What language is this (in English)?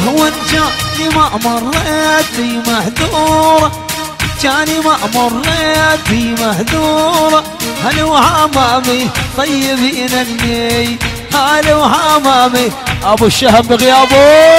Arabic